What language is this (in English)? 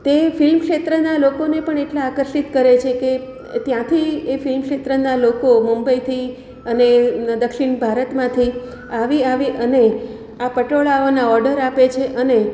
Gujarati